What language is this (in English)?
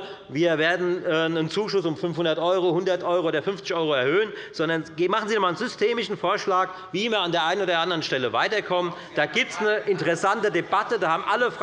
German